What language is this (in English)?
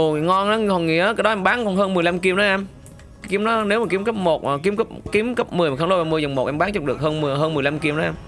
Vietnamese